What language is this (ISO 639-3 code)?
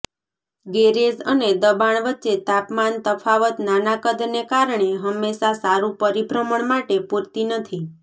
guj